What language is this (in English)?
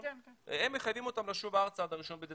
Hebrew